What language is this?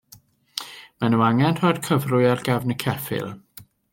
Welsh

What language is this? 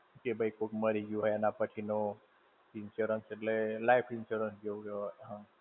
Gujarati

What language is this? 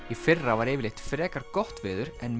Icelandic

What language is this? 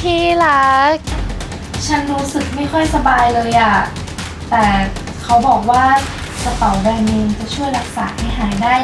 Thai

